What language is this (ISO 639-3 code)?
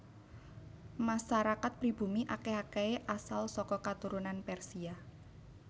jav